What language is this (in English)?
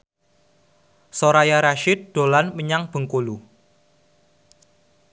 Javanese